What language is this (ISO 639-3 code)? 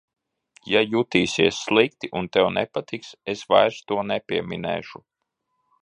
lav